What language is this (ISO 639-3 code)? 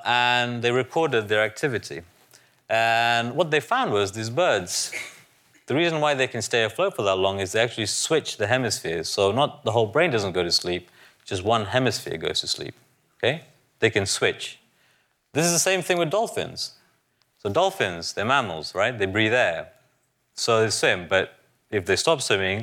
eng